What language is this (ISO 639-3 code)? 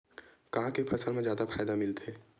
hne